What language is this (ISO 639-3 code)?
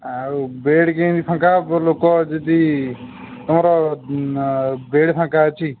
ori